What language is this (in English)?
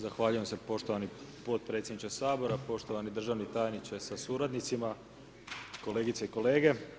Croatian